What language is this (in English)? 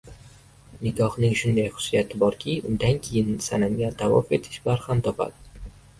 Uzbek